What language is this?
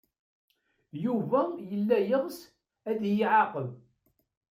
Kabyle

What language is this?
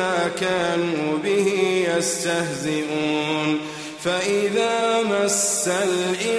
Arabic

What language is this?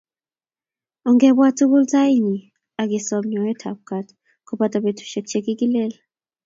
Kalenjin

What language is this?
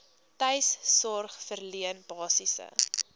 Afrikaans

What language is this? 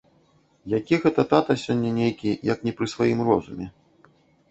Belarusian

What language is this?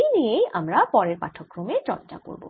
Bangla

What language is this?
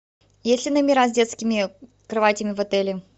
Russian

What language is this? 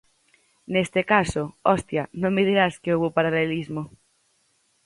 Galician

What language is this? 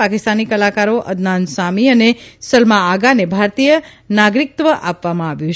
Gujarati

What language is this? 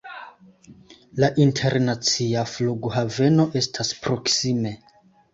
Esperanto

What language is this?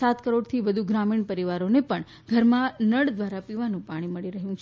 Gujarati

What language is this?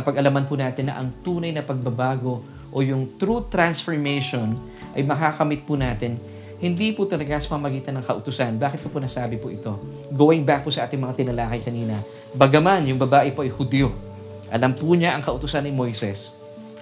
Filipino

